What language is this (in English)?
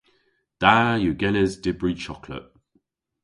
Cornish